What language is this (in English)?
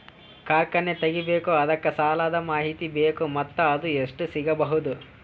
Kannada